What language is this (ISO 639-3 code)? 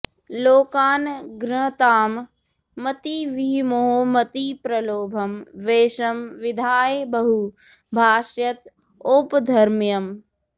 san